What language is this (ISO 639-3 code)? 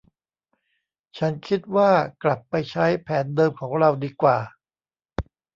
tha